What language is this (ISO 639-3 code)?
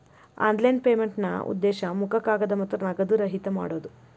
kan